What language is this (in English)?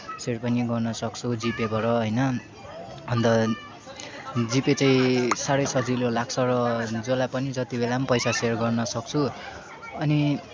Nepali